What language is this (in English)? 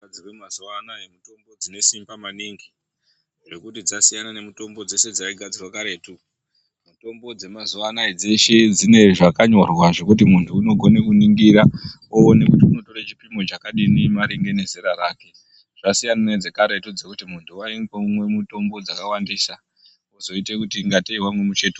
Ndau